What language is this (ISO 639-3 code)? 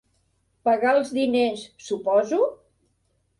cat